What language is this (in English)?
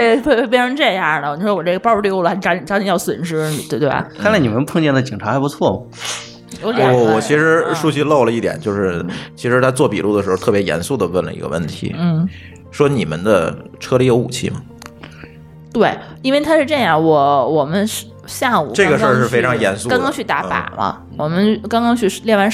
Chinese